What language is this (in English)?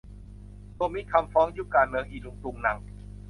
Thai